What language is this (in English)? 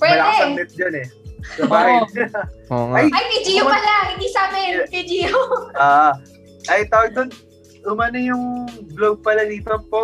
Filipino